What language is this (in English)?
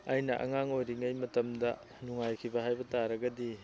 Manipuri